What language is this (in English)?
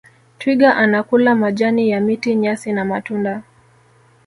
Swahili